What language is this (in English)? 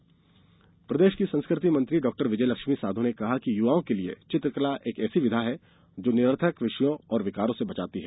Hindi